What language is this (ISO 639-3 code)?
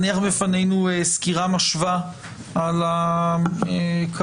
heb